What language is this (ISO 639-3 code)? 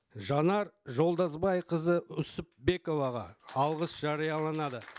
kaz